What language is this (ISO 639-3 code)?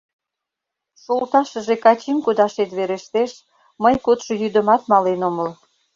chm